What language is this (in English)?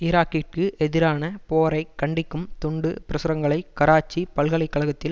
Tamil